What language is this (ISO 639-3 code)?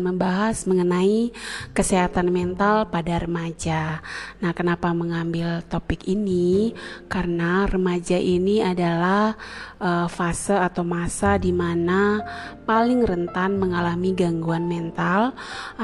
ind